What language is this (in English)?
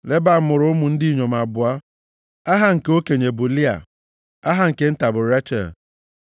Igbo